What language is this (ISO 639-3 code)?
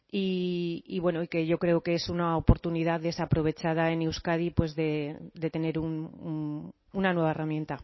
spa